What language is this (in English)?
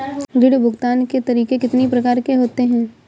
Hindi